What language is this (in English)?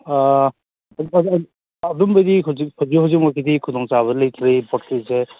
Manipuri